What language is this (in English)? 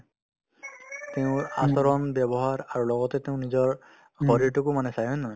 Assamese